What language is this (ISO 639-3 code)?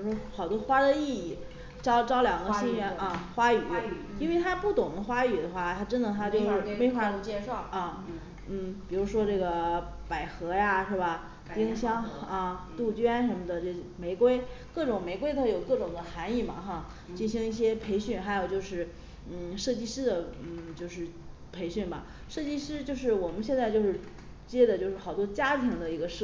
zho